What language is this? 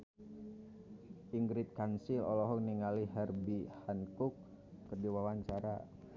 Sundanese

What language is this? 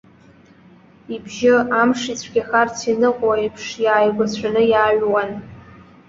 Abkhazian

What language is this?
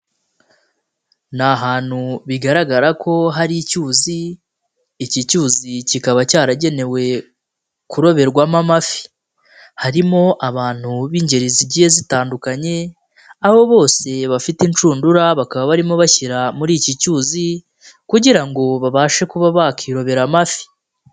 Kinyarwanda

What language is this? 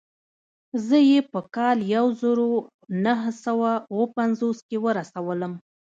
Pashto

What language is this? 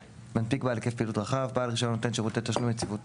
Hebrew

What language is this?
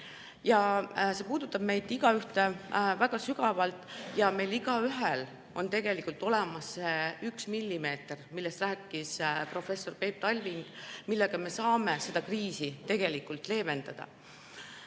Estonian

